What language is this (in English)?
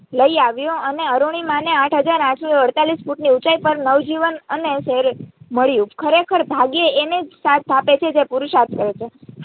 Gujarati